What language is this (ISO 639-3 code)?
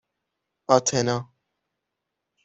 fas